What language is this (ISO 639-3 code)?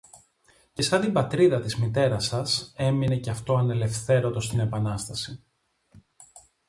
ell